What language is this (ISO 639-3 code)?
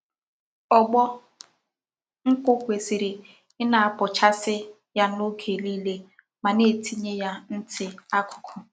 ibo